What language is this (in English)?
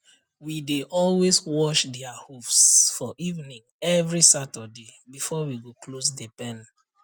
Nigerian Pidgin